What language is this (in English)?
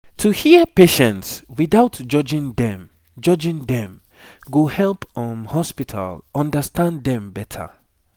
Nigerian Pidgin